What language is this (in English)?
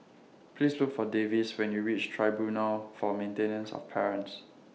English